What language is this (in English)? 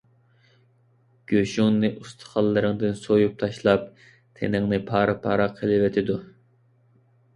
Uyghur